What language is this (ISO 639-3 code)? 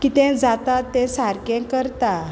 kok